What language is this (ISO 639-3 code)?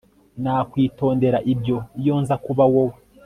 kin